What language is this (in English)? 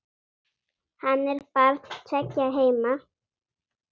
Icelandic